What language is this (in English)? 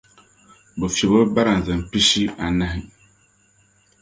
Dagbani